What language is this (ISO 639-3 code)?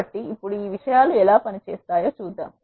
tel